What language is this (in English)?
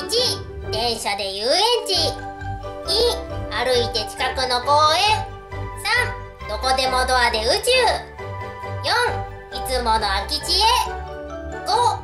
Japanese